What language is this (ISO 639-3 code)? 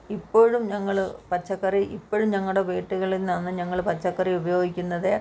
mal